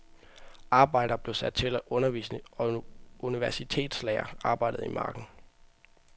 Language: Danish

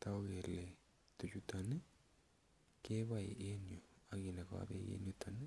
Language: Kalenjin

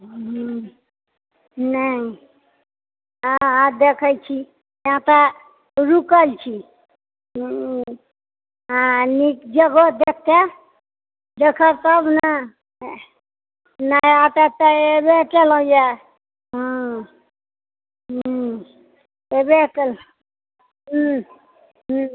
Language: Maithili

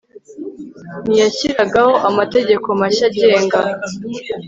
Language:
Kinyarwanda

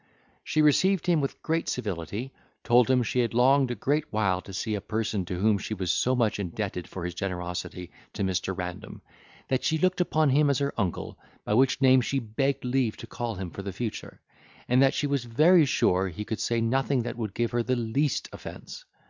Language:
English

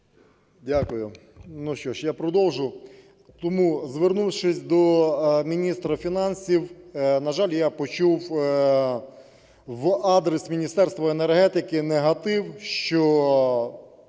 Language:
Ukrainian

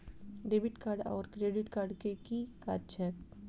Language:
Maithili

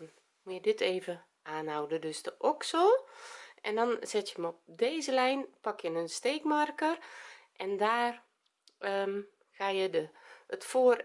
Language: Dutch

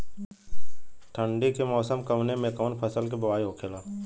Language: Bhojpuri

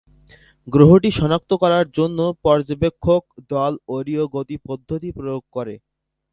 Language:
Bangla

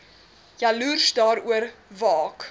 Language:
Afrikaans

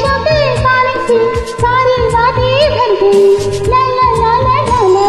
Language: Hindi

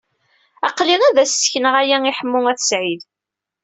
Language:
Kabyle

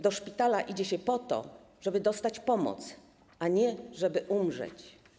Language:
Polish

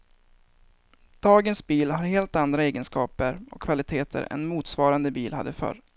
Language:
Swedish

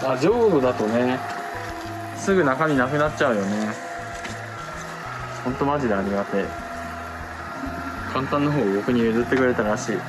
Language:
Japanese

